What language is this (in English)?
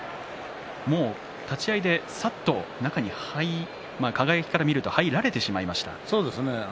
Japanese